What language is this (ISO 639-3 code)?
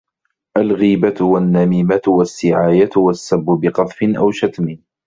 ara